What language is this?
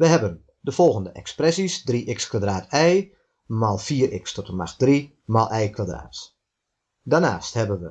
Dutch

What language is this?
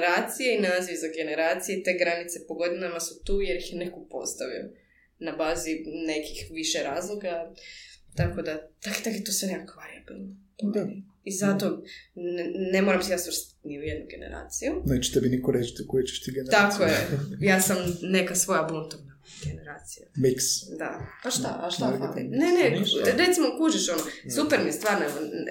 Croatian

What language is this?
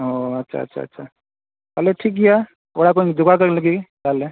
Santali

